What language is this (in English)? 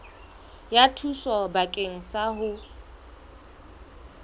Southern Sotho